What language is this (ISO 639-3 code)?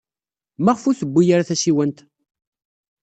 kab